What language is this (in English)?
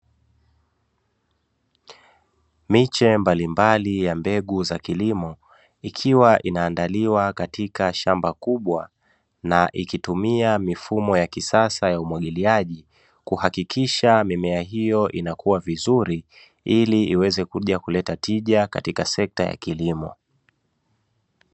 Swahili